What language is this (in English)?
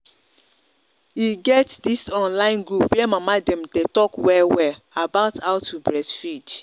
Nigerian Pidgin